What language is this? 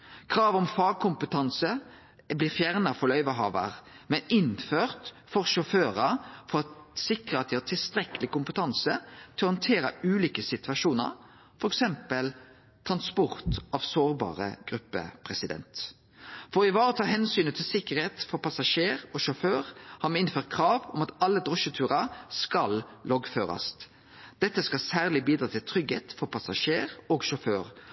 Norwegian Nynorsk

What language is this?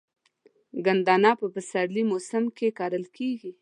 Pashto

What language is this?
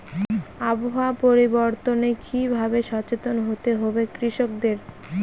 Bangla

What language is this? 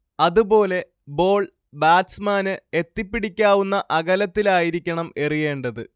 Malayalam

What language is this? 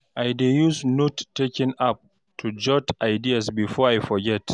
Nigerian Pidgin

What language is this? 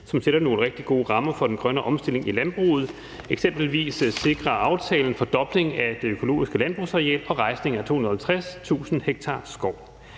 Danish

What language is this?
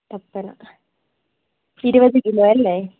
Malayalam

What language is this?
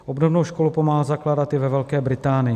Czech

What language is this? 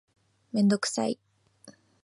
Japanese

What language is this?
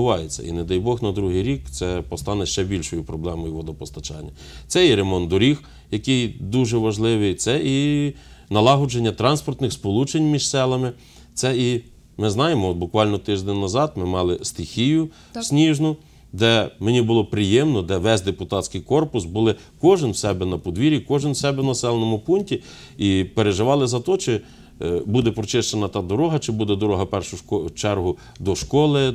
Russian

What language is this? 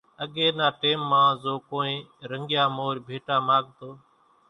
Kachi Koli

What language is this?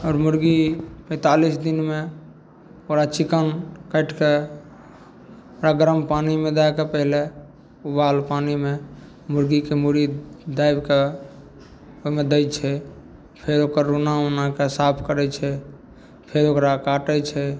Maithili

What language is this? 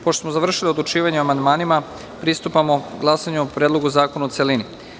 Serbian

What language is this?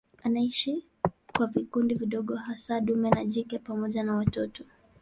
Swahili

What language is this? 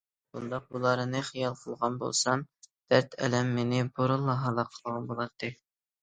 Uyghur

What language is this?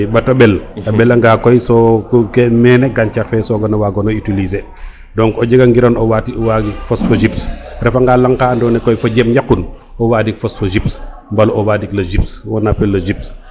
Serer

